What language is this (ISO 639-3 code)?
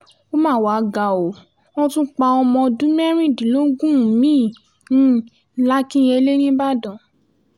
yor